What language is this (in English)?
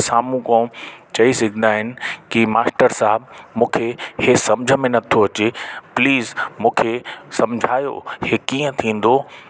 Sindhi